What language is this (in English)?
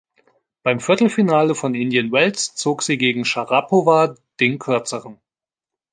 German